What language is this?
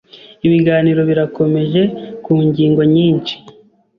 Kinyarwanda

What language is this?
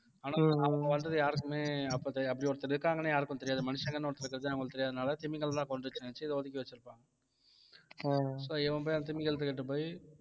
Tamil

